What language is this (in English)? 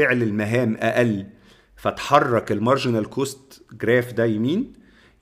Arabic